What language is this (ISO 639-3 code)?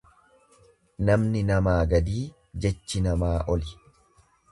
orm